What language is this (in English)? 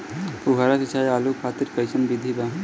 Bhojpuri